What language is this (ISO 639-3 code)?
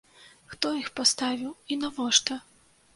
bel